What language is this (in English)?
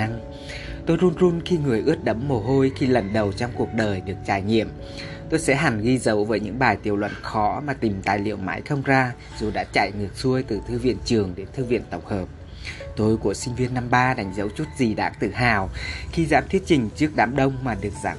Vietnamese